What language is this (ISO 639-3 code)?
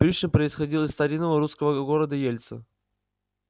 rus